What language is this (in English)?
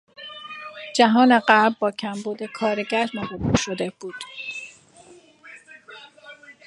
Persian